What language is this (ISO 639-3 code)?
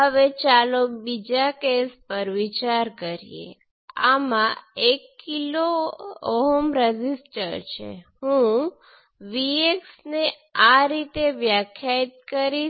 guj